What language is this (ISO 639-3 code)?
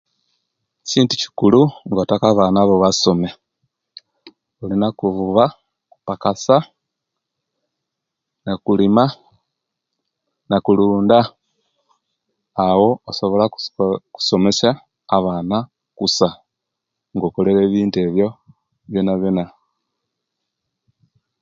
lke